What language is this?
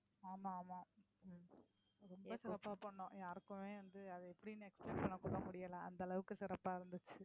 Tamil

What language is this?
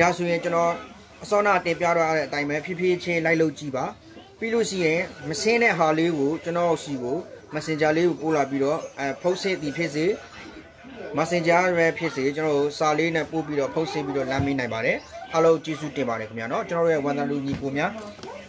Hindi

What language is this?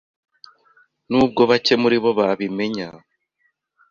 Kinyarwanda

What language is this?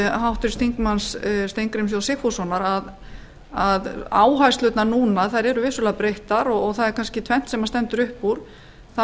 Icelandic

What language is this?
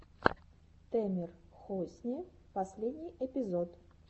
Russian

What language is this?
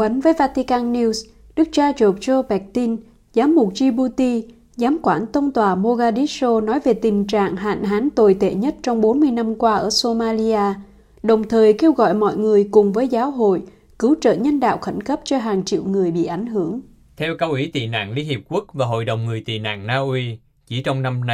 Vietnamese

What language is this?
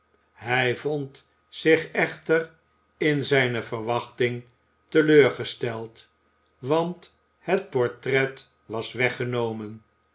Dutch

